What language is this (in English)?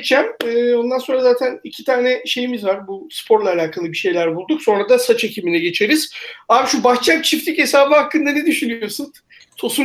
Turkish